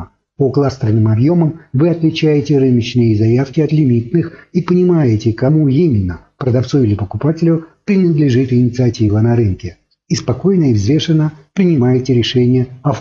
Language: Russian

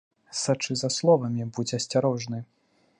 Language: Belarusian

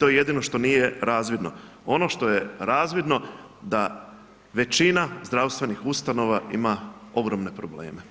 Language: Croatian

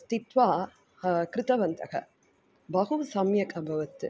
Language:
Sanskrit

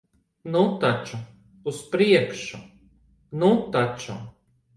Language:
Latvian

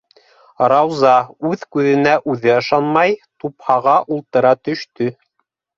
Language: Bashkir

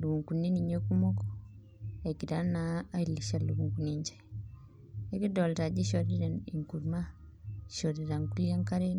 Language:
Masai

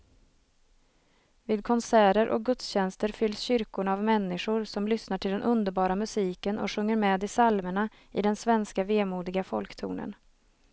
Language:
Swedish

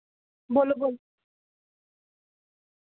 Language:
Dogri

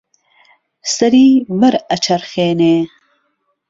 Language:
Central Kurdish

